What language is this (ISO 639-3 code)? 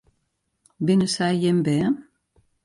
fry